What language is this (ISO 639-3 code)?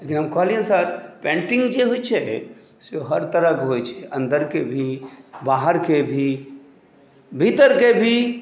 mai